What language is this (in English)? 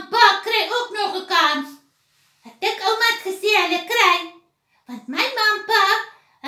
Dutch